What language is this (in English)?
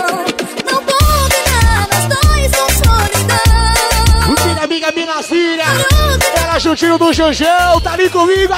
Portuguese